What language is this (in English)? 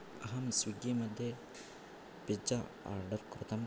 Sanskrit